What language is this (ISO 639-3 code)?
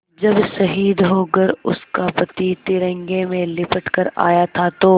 hin